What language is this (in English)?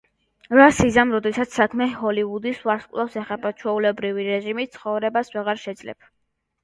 Georgian